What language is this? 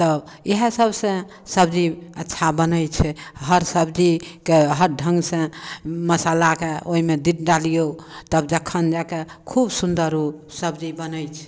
Maithili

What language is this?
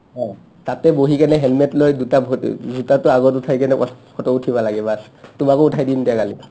Assamese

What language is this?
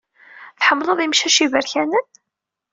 Kabyle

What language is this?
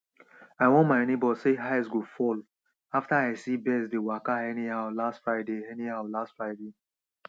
Nigerian Pidgin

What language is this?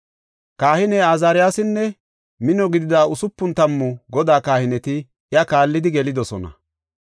Gofa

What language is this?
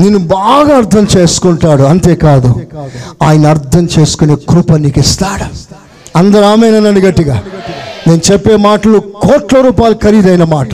Telugu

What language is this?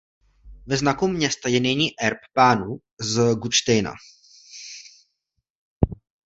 Czech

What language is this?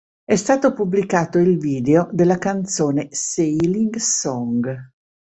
Italian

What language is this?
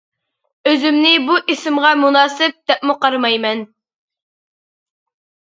Uyghur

